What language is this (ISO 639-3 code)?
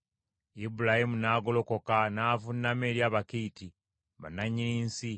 lug